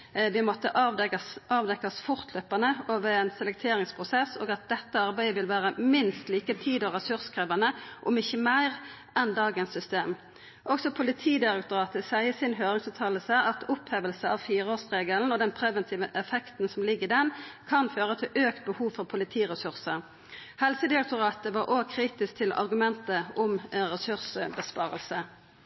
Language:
Norwegian Nynorsk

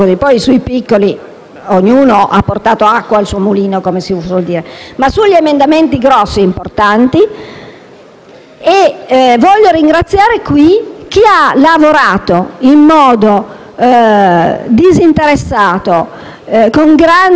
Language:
Italian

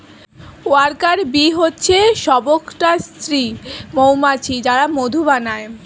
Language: Bangla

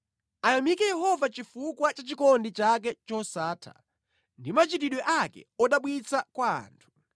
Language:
Nyanja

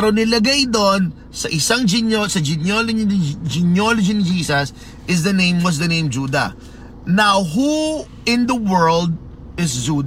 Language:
Filipino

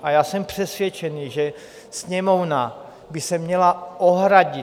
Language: Czech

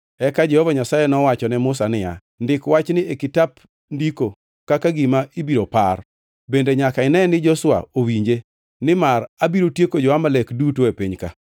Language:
Luo (Kenya and Tanzania)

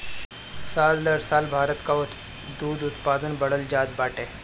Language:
Bhojpuri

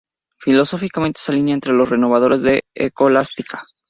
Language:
Spanish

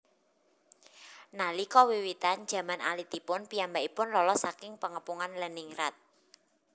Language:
Javanese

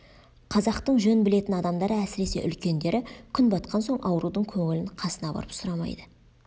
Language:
Kazakh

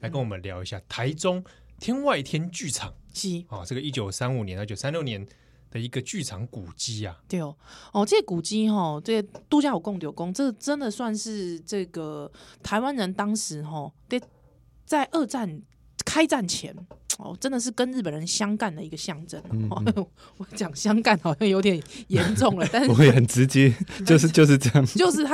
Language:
Chinese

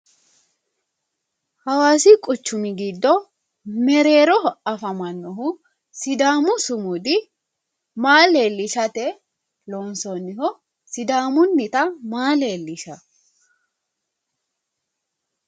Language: Sidamo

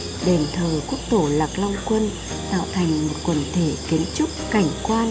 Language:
Vietnamese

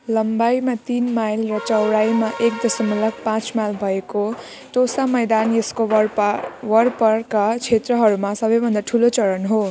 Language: Nepali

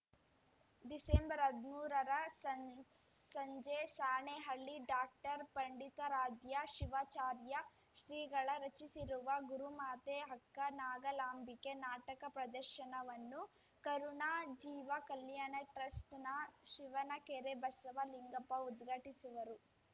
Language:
Kannada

